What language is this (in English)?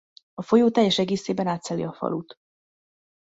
Hungarian